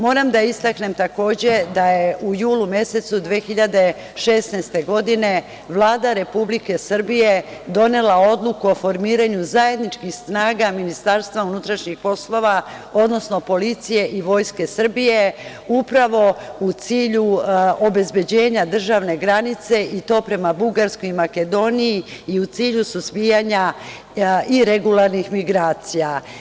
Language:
Serbian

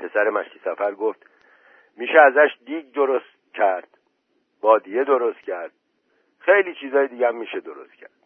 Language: Persian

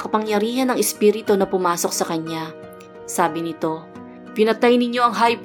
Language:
Filipino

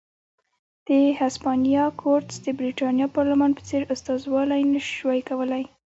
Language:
Pashto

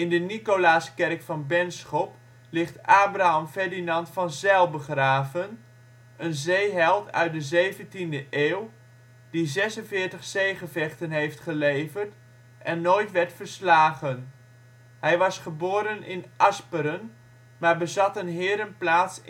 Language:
Dutch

